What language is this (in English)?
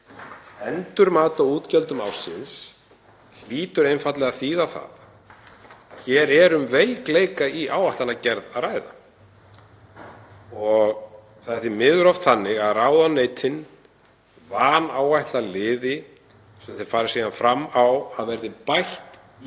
Icelandic